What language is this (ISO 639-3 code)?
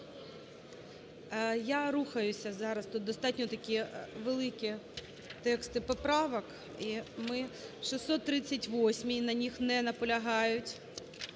ukr